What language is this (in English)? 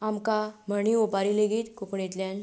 Konkani